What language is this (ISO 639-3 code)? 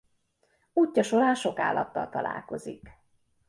hun